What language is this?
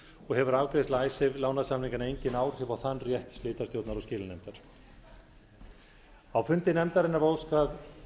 Icelandic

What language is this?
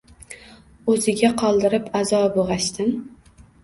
Uzbek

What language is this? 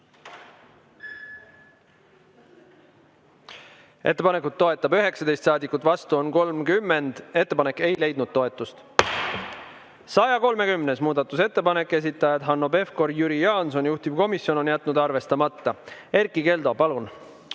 Estonian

